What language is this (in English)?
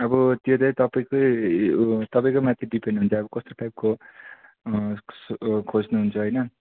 Nepali